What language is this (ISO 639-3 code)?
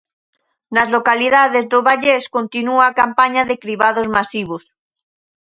glg